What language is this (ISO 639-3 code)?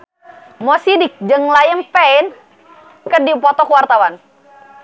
sun